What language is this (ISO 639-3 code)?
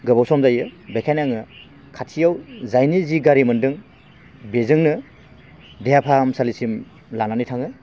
brx